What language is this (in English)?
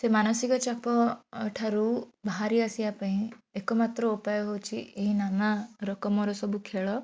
Odia